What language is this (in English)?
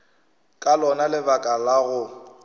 Northern Sotho